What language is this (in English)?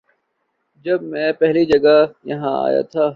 Urdu